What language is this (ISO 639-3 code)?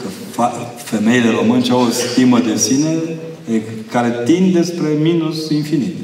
ron